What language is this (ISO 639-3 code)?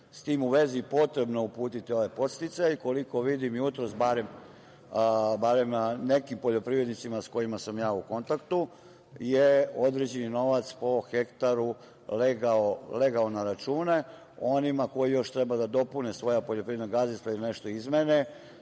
srp